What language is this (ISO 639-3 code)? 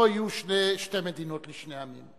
heb